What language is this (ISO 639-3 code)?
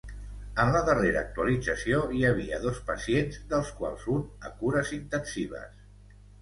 cat